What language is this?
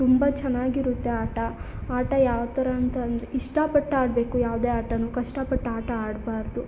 Kannada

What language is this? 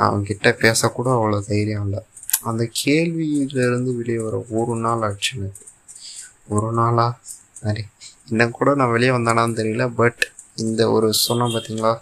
Tamil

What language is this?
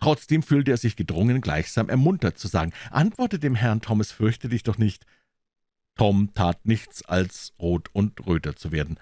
German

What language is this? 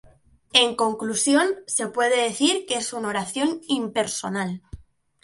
Spanish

